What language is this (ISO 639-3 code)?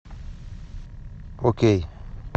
rus